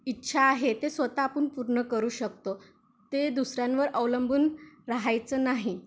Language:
Marathi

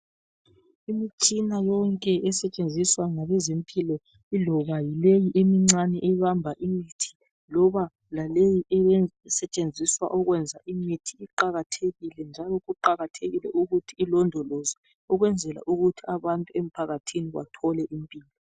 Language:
North Ndebele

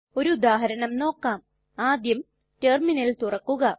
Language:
Malayalam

